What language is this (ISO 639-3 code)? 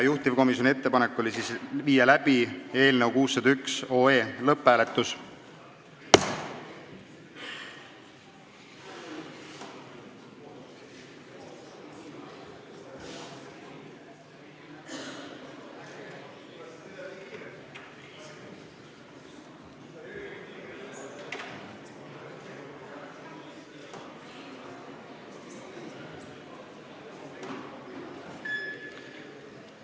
est